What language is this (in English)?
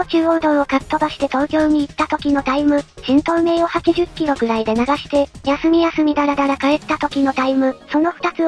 Japanese